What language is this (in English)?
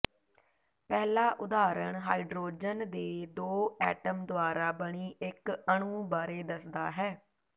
Punjabi